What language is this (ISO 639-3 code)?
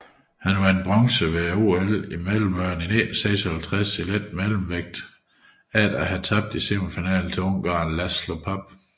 dan